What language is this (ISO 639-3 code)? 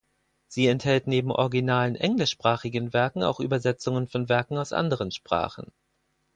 deu